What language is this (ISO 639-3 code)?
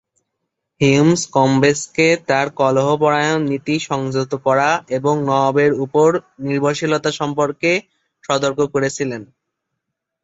ben